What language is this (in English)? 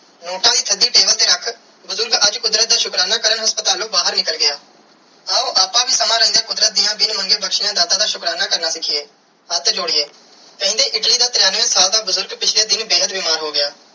Punjabi